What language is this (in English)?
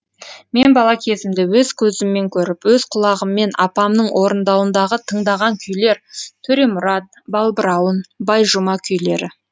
Kazakh